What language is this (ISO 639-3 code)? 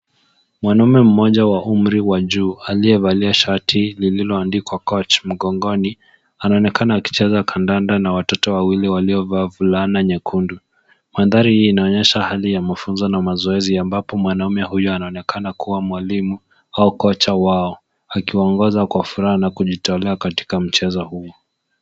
swa